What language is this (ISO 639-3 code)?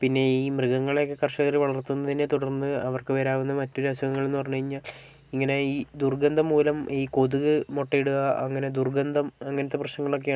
mal